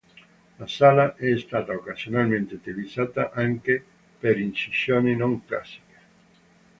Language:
Italian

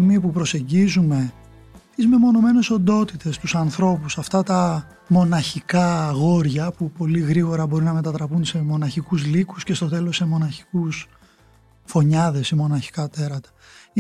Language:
Greek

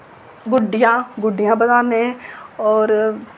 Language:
Dogri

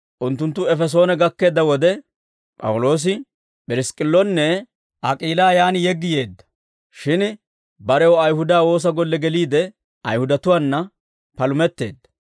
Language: Dawro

